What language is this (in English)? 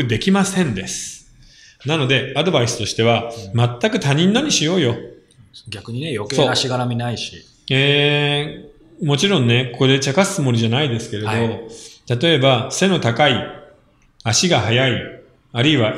Japanese